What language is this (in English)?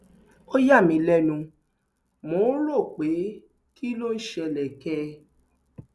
Yoruba